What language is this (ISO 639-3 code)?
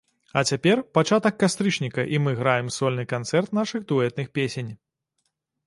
bel